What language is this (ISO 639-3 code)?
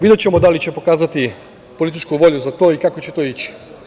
srp